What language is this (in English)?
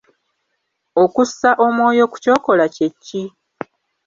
Ganda